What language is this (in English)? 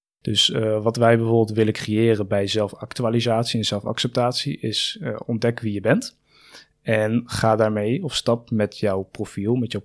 Dutch